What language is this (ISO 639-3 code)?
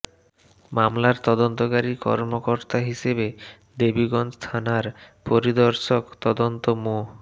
ben